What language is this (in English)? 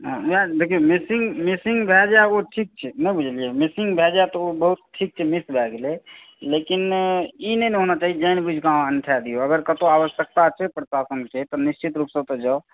Maithili